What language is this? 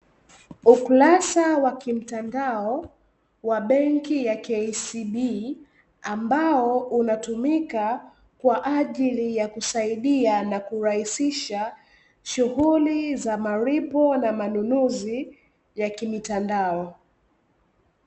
Swahili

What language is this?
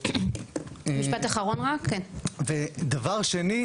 Hebrew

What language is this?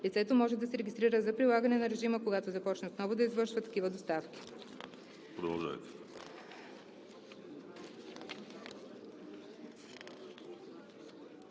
Bulgarian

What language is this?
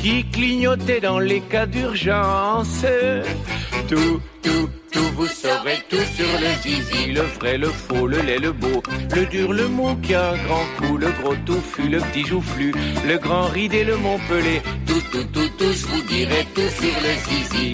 French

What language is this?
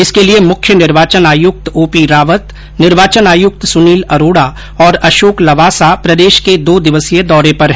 Hindi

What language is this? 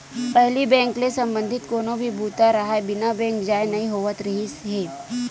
Chhattisgarhi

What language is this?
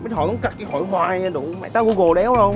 Vietnamese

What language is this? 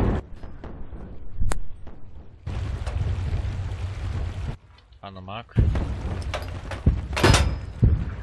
Polish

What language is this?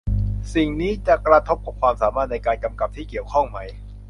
Thai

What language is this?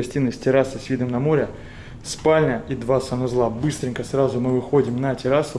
Russian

